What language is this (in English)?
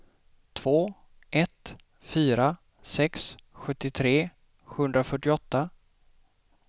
Swedish